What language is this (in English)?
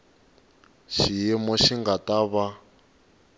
Tsonga